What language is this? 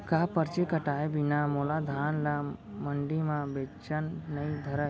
Chhattisgarhi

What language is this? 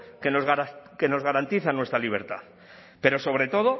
Spanish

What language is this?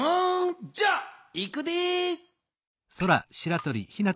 Japanese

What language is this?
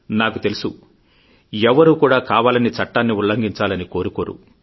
Telugu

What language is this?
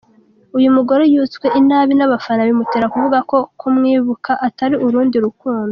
Kinyarwanda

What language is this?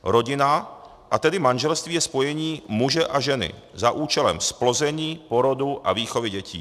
Czech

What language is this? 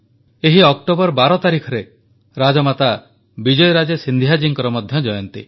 Odia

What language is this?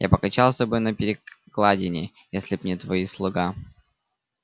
Russian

